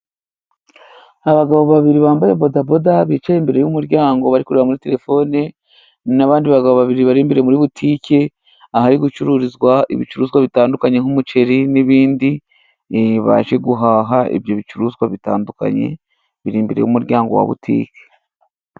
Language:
Kinyarwanda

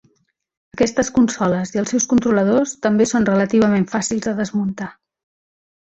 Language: Catalan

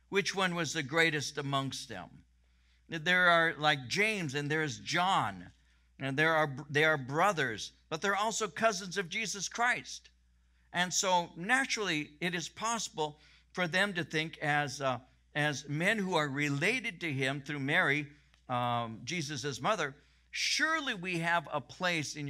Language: English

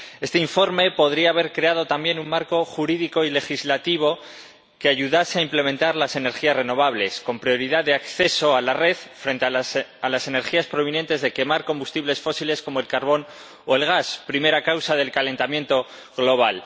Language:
Spanish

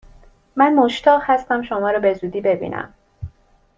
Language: Persian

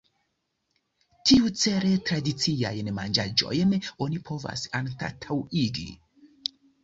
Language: Esperanto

